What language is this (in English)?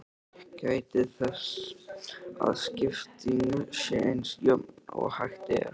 Icelandic